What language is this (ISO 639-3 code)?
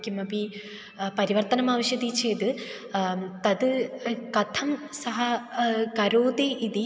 san